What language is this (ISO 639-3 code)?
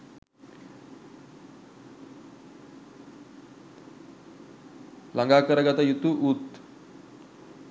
sin